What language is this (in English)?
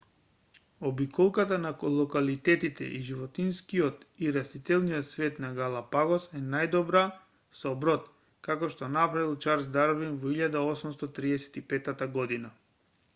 Macedonian